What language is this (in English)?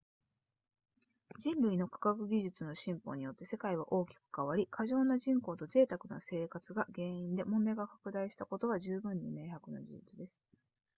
Japanese